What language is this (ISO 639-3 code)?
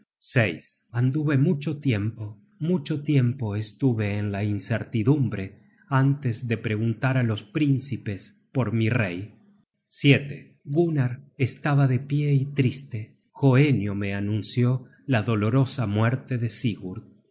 spa